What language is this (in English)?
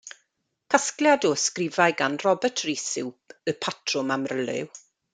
Welsh